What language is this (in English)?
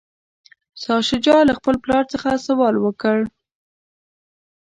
Pashto